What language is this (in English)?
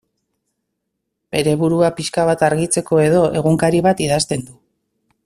Basque